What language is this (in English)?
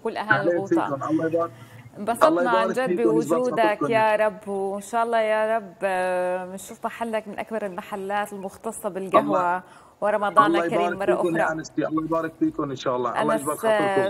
Arabic